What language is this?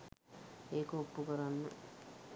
Sinhala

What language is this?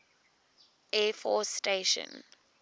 English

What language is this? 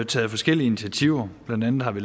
Danish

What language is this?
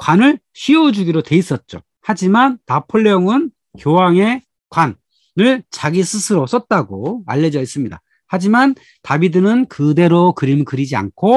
Korean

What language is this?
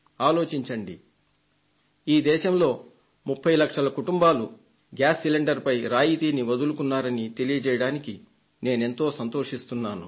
Telugu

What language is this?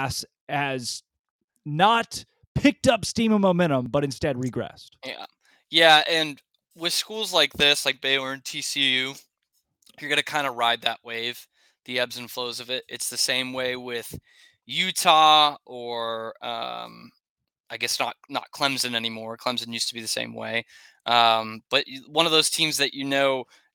English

